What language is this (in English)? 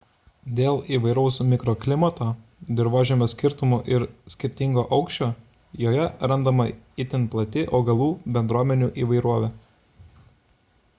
Lithuanian